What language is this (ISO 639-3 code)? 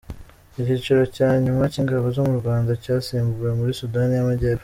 kin